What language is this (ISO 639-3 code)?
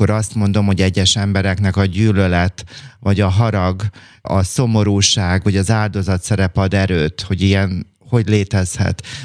hun